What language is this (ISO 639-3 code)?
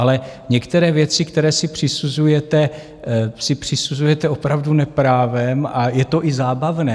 ces